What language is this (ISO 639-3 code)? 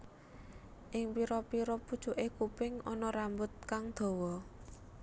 jav